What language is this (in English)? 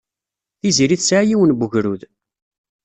Kabyle